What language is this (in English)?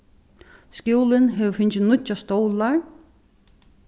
Faroese